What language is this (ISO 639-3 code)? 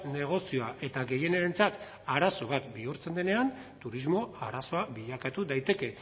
eus